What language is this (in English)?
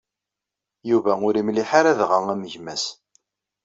Kabyle